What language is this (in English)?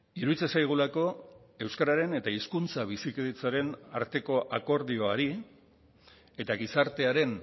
Basque